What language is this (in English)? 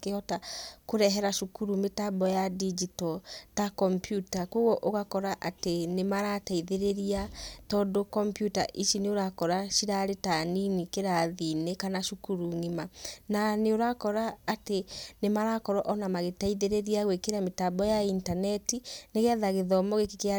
Kikuyu